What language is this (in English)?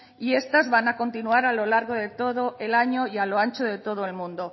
Spanish